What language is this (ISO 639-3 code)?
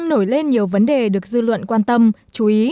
vie